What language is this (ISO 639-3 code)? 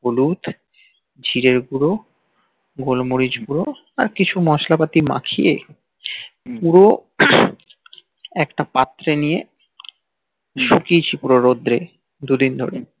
ben